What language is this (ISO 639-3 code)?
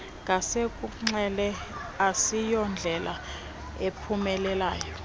xho